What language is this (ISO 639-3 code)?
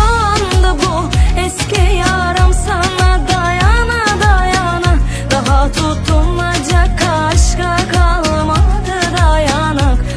tur